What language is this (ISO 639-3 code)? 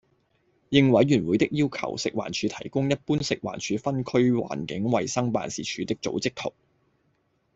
yue